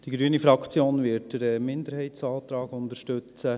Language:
Swiss German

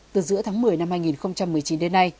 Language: Vietnamese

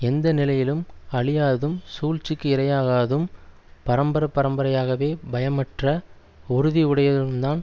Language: Tamil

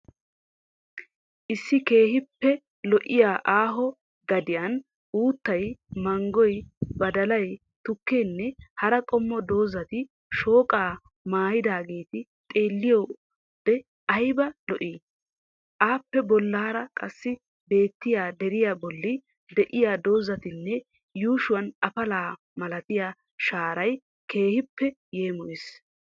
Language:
Wolaytta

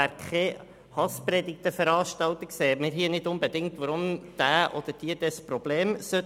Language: Swiss German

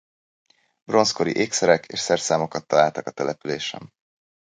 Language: Hungarian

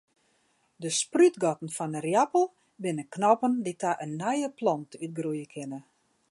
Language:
Western Frisian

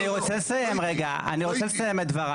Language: Hebrew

